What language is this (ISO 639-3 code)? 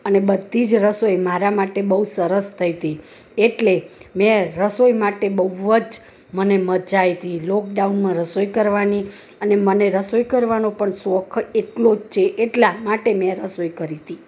guj